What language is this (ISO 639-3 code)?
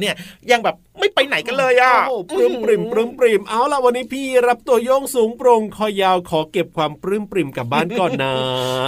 tha